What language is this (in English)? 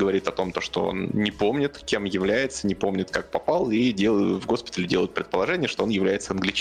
Russian